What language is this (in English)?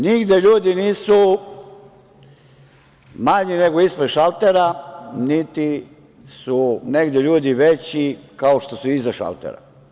Serbian